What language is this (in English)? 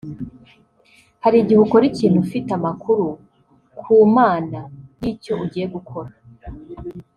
Kinyarwanda